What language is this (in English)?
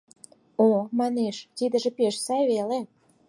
Mari